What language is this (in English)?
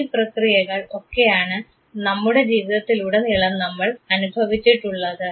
Malayalam